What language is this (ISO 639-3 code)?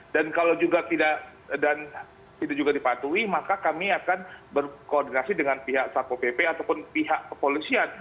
ind